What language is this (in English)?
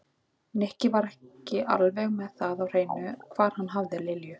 Icelandic